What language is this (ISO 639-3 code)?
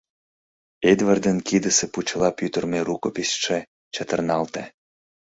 chm